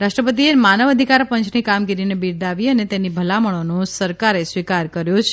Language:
Gujarati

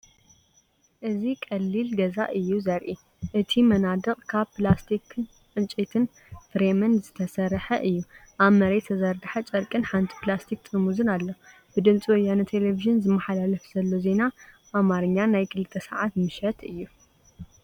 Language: Tigrinya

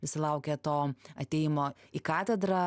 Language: Lithuanian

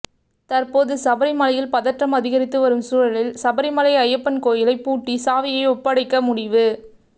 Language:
Tamil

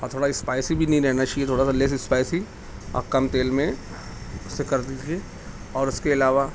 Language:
Urdu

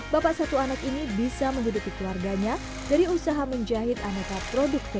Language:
Indonesian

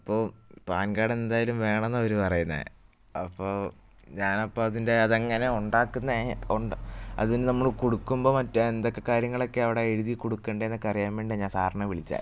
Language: Malayalam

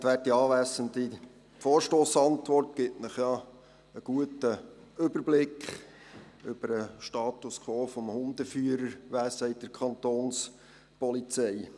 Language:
Swiss German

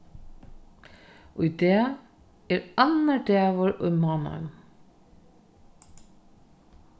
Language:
Faroese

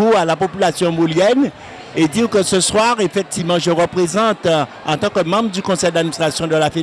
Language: French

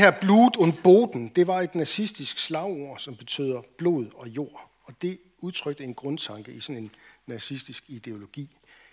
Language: Danish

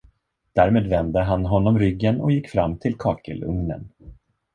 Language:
Swedish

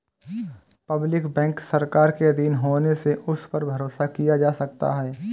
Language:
Hindi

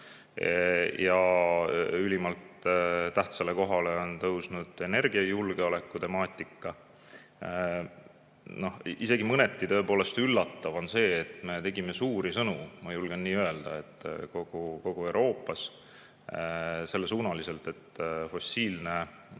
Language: Estonian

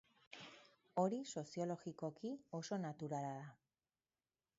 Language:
Basque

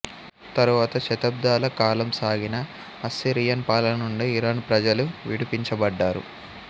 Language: Telugu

